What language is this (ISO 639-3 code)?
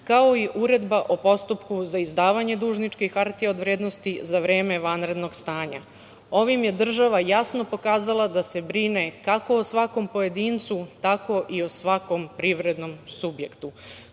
srp